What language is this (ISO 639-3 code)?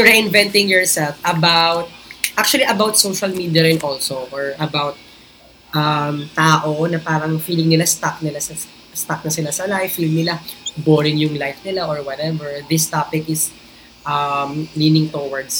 fil